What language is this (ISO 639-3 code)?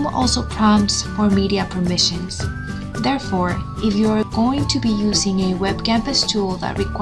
eng